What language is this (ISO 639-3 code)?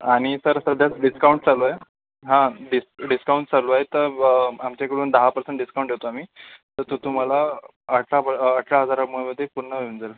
mar